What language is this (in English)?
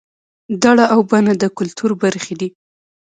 Pashto